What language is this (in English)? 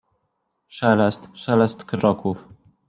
Polish